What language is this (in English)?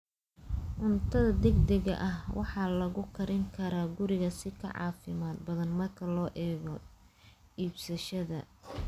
Somali